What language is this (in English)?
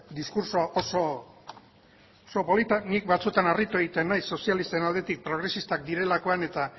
Basque